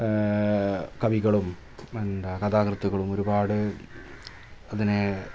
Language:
Malayalam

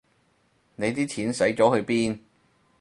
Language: Cantonese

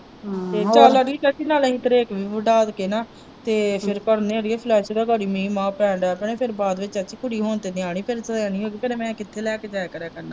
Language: Punjabi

